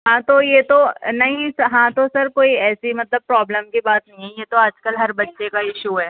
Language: Urdu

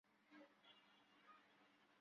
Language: Bangla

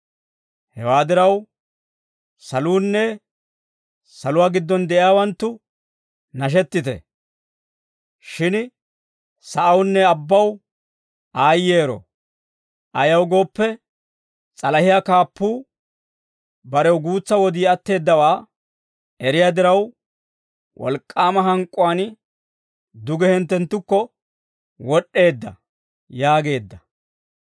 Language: Dawro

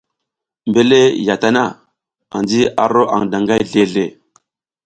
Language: South Giziga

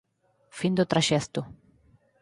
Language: Galician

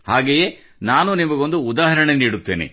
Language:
Kannada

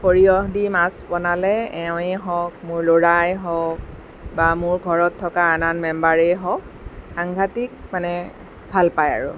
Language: Assamese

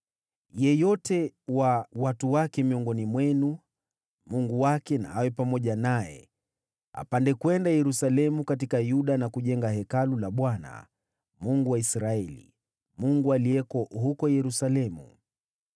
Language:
Swahili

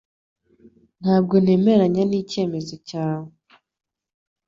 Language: Kinyarwanda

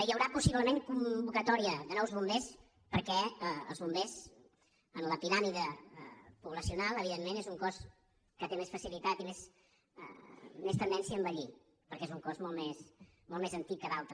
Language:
Catalan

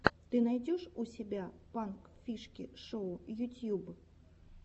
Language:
Russian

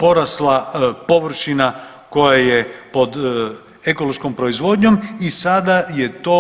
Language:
Croatian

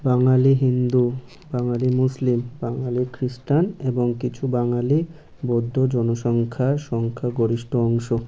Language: Bangla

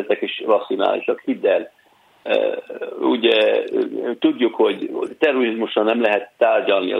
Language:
Hungarian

